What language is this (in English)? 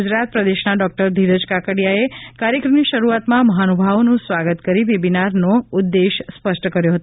Gujarati